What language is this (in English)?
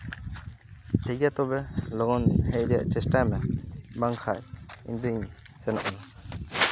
Santali